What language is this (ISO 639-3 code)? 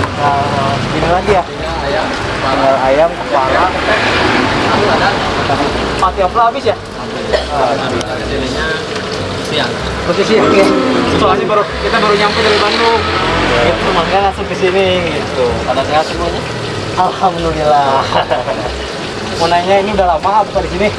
ind